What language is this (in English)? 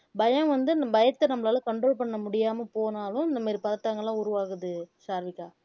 Tamil